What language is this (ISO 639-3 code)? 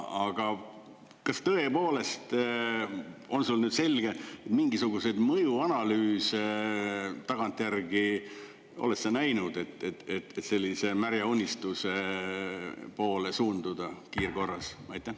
est